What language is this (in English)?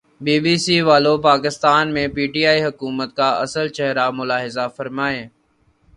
Urdu